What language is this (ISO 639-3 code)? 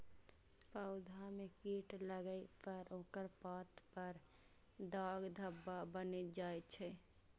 mai